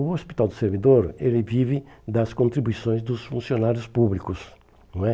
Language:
Portuguese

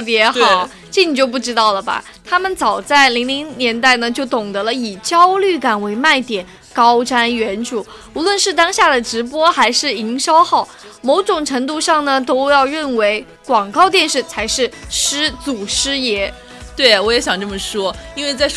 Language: Chinese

